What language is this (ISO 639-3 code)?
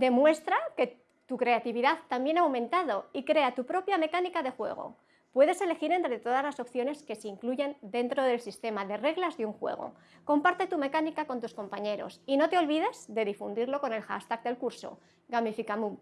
spa